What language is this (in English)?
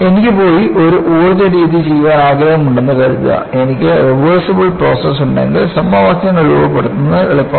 Malayalam